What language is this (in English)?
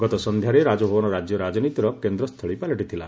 Odia